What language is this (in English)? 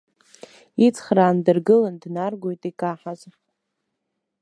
Abkhazian